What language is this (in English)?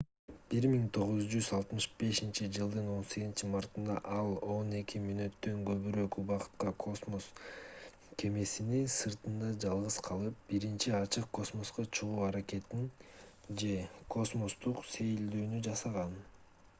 Kyrgyz